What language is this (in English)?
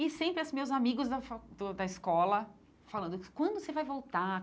Portuguese